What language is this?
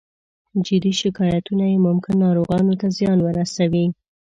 Pashto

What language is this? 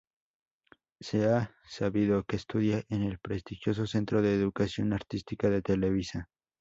Spanish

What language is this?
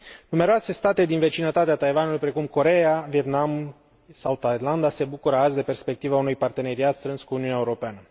Romanian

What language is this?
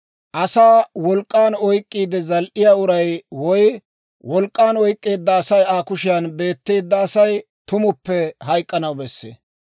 Dawro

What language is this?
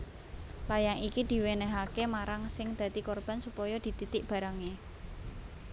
Javanese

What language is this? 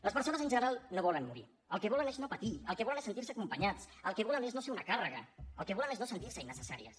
Catalan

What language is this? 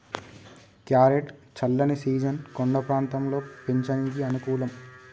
Telugu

